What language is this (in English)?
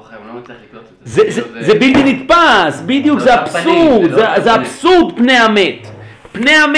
Hebrew